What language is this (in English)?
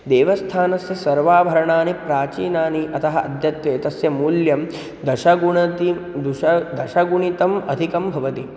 Sanskrit